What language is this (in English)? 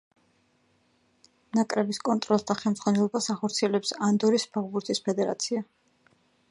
Georgian